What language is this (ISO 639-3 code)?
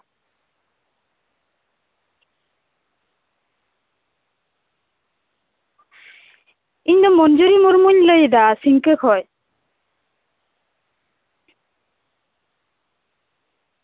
sat